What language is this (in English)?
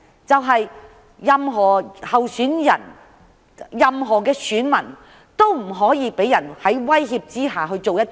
Cantonese